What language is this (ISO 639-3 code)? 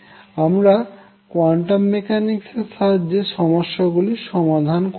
ben